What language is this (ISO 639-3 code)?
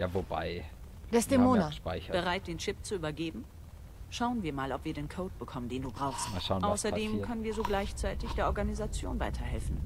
deu